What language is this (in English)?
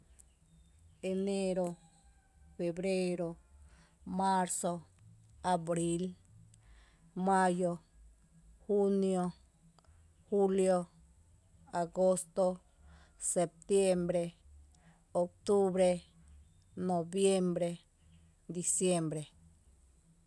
Tepinapa Chinantec